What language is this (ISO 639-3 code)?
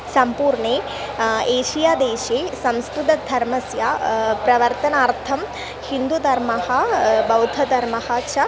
san